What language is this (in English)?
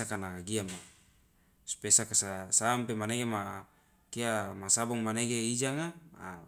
Loloda